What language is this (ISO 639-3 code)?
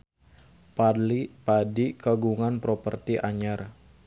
sun